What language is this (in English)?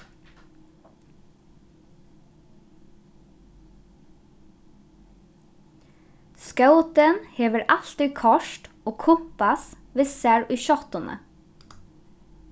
Faroese